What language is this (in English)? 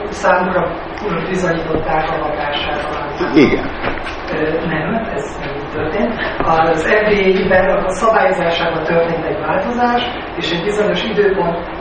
Hungarian